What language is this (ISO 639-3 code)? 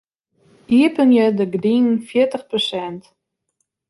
fry